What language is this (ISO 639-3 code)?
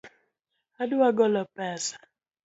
luo